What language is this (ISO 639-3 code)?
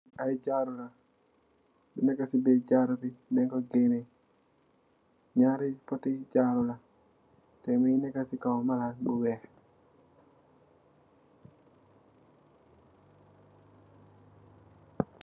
wol